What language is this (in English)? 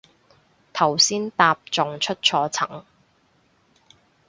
Cantonese